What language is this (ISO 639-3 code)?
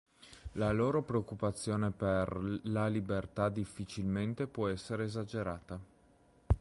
ita